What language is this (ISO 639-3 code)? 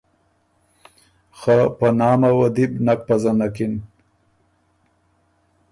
oru